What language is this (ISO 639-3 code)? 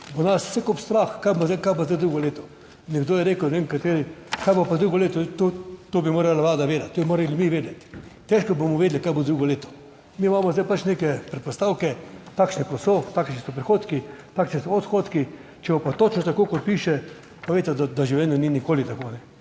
slv